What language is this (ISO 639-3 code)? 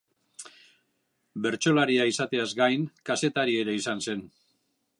eus